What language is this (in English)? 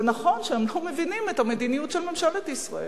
Hebrew